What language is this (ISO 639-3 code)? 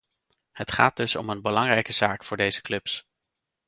nld